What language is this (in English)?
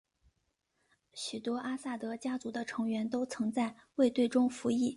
Chinese